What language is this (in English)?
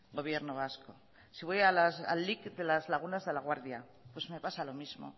Spanish